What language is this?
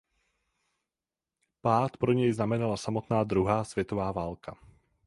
Czech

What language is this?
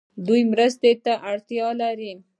Pashto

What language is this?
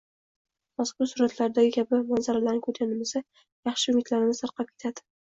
Uzbek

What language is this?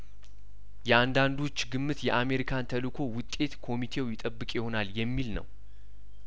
Amharic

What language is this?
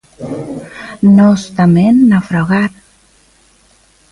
Galician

